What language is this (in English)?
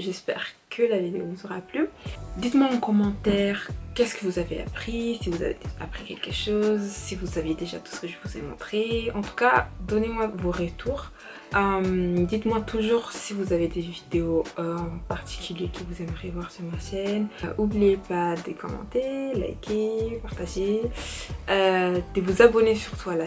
French